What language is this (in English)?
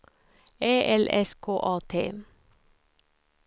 Swedish